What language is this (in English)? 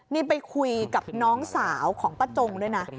Thai